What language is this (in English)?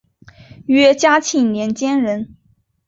Chinese